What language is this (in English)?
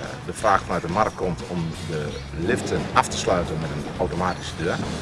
Dutch